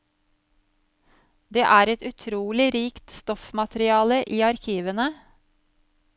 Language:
Norwegian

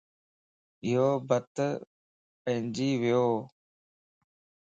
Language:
Lasi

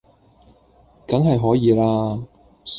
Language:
Cantonese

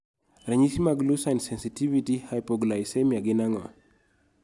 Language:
Luo (Kenya and Tanzania)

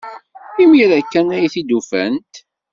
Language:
Kabyle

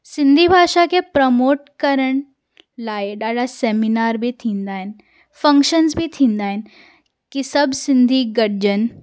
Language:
Sindhi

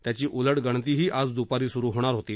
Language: Marathi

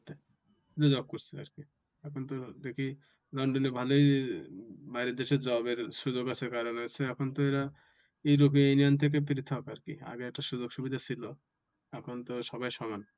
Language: Bangla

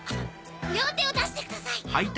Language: Japanese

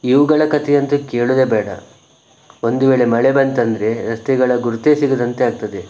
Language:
Kannada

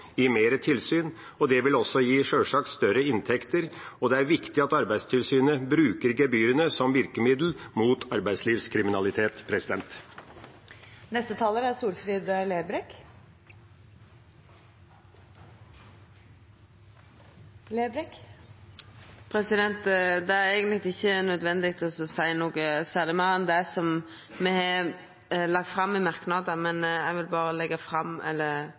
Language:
Norwegian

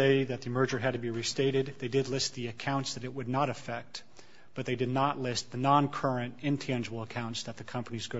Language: English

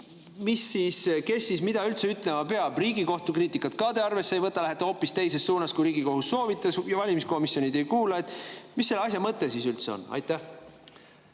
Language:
Estonian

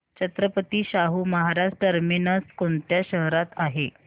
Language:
Marathi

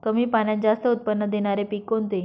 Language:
Marathi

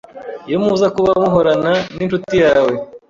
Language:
Kinyarwanda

